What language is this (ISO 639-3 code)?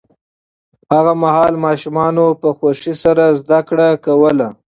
pus